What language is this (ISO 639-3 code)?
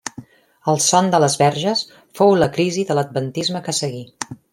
cat